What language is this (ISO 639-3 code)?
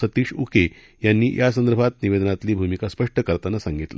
mar